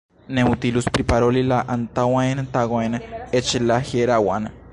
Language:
Esperanto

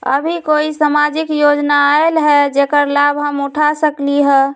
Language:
Magahi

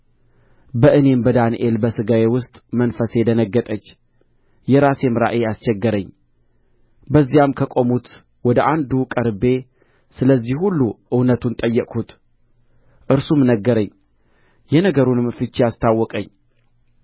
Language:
Amharic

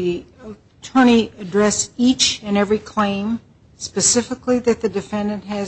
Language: English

